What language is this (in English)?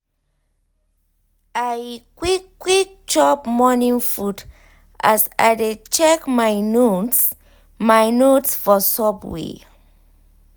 Nigerian Pidgin